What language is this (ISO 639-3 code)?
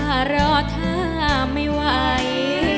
tha